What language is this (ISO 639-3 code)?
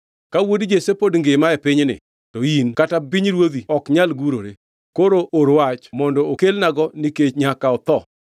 luo